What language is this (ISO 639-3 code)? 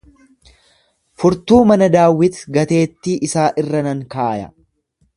orm